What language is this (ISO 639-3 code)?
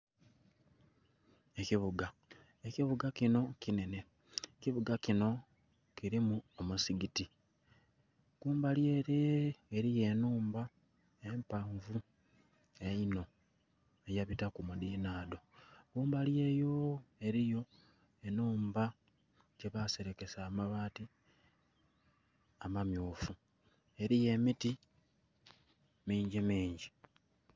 xog